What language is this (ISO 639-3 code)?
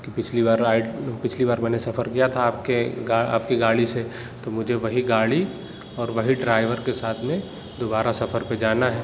urd